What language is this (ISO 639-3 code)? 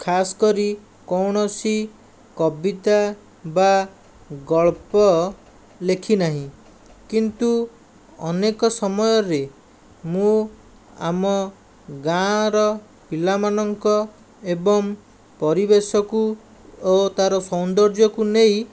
ori